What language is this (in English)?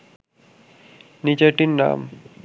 Bangla